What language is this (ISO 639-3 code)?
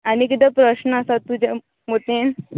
kok